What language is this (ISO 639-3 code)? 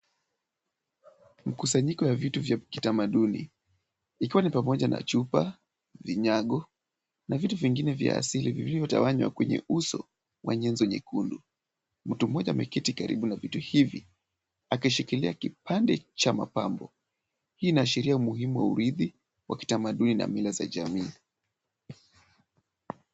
swa